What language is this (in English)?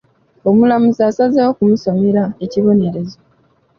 Ganda